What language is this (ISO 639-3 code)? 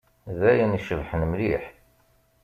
kab